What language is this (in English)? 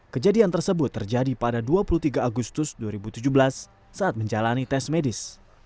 Indonesian